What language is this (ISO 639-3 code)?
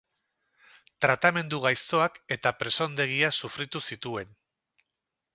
eus